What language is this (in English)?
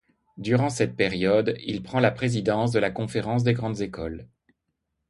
French